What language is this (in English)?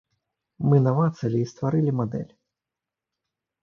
Belarusian